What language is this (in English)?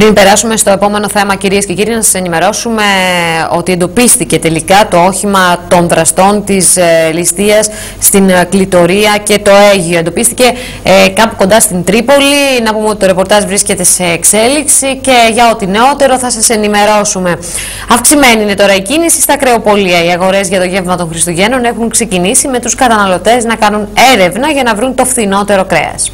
Greek